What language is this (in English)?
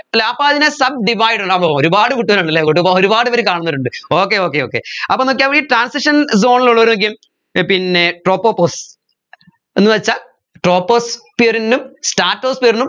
Malayalam